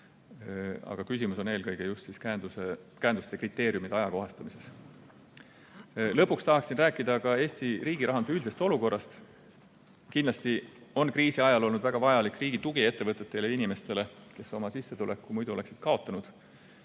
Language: Estonian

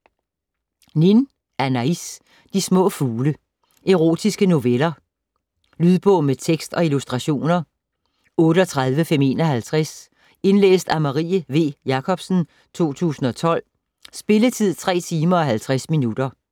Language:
Danish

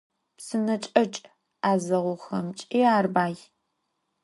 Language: Adyghe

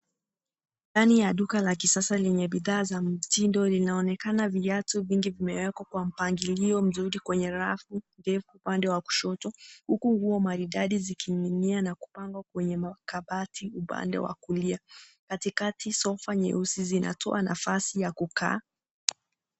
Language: Swahili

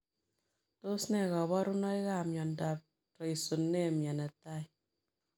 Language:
Kalenjin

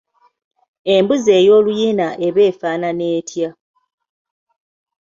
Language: Ganda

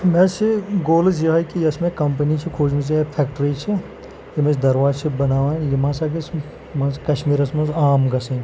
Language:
Kashmiri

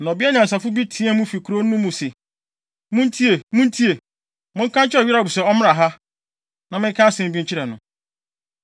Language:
Akan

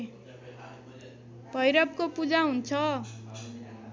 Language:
Nepali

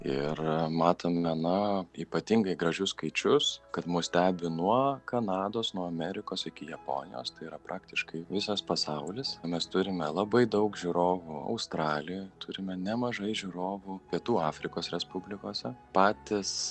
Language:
Lithuanian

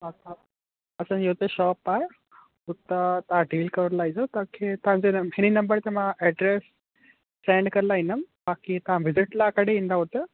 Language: Sindhi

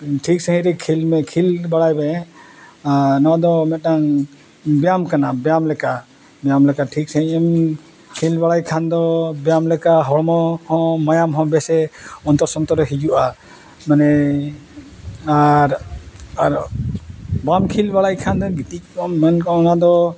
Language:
Santali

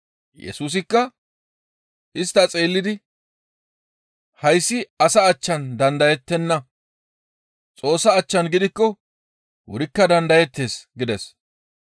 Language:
Gamo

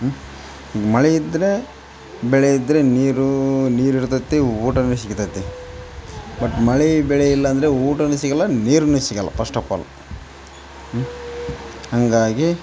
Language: Kannada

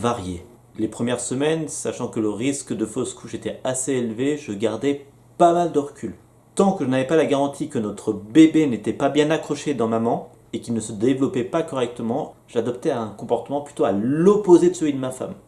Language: French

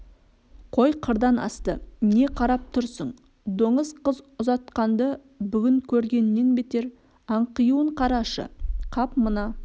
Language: Kazakh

